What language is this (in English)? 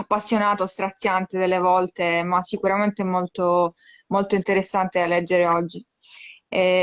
Italian